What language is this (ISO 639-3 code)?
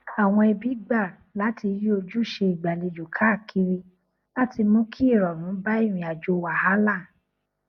yor